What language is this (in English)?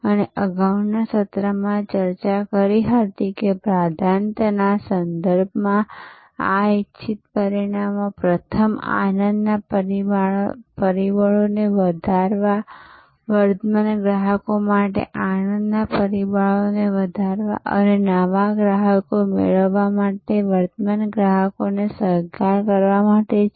Gujarati